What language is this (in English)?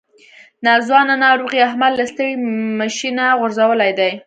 Pashto